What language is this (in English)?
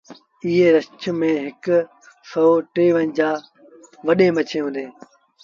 Sindhi Bhil